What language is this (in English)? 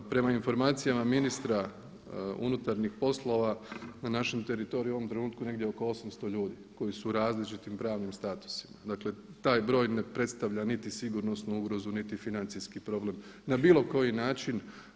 Croatian